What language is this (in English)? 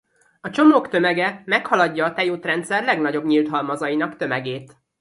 Hungarian